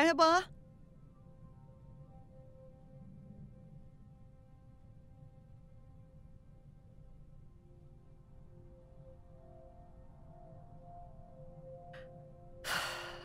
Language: Turkish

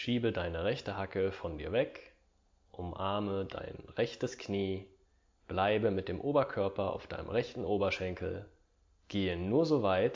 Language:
German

